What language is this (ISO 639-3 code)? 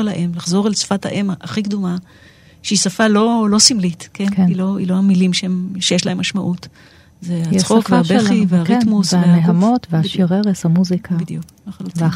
heb